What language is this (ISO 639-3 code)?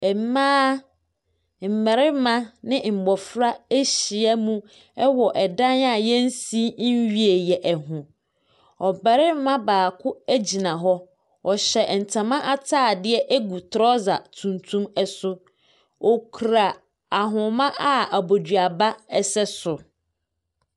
aka